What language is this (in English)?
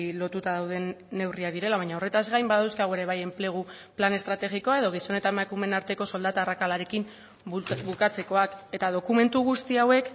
Basque